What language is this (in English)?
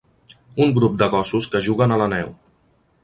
Catalan